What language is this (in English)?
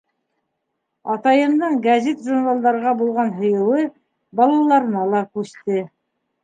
Bashkir